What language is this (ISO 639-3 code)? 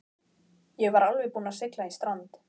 isl